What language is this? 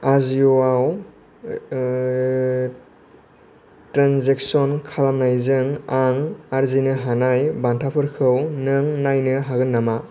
Bodo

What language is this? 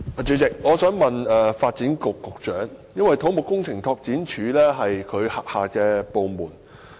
Cantonese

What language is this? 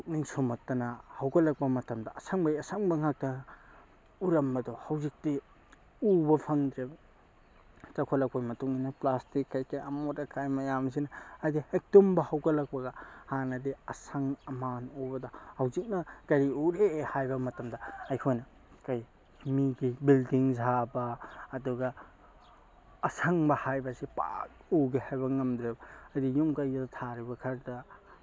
Manipuri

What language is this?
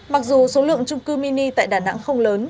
Vietnamese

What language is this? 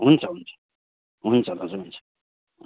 Nepali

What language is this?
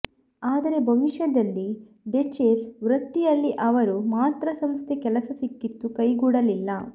Kannada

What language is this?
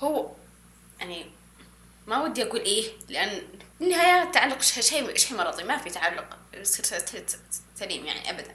Arabic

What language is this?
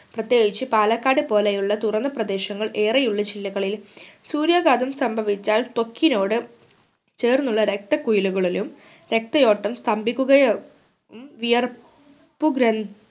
Malayalam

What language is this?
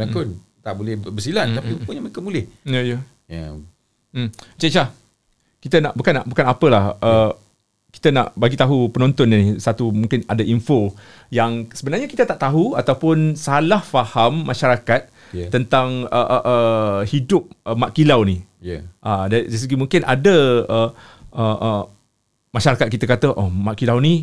Malay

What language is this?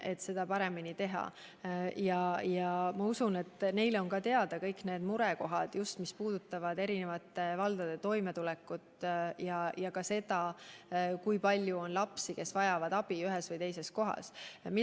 Estonian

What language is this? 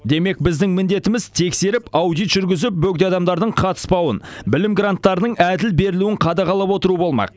Kazakh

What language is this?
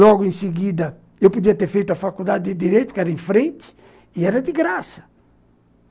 Portuguese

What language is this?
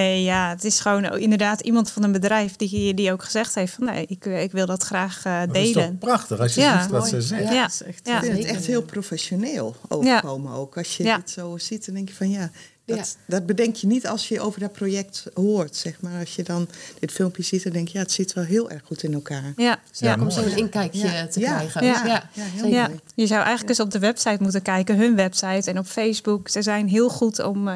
Dutch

